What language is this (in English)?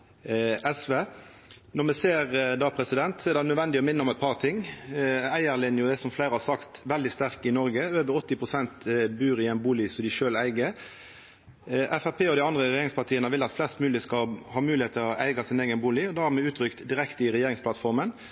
Norwegian Nynorsk